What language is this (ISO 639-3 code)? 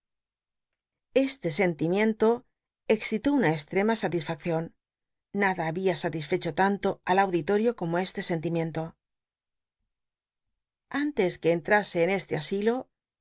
spa